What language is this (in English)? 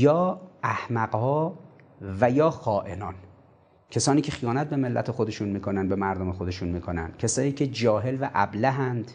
Persian